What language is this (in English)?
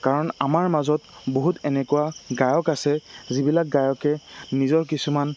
Assamese